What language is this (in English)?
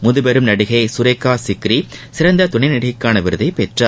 Tamil